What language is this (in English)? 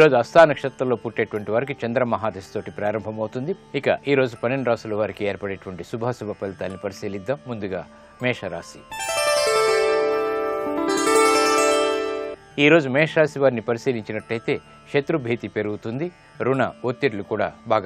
Romanian